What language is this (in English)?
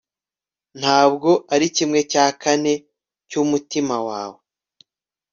Kinyarwanda